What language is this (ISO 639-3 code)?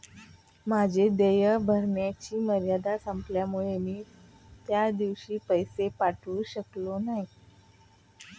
mar